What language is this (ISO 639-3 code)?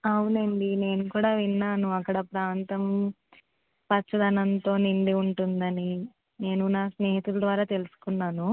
tel